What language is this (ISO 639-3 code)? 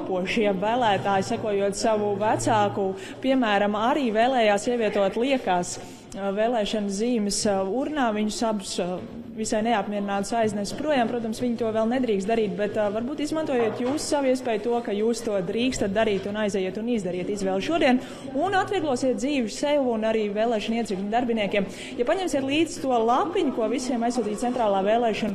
lav